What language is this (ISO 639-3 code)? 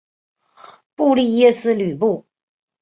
zho